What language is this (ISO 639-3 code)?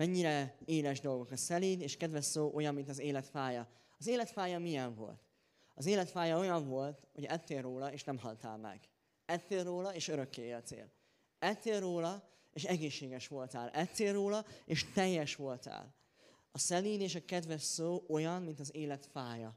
hun